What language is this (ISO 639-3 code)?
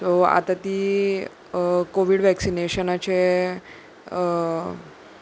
kok